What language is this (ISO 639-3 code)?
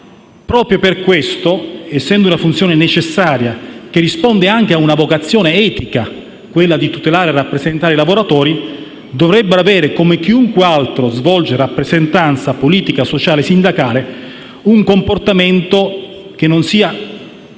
ita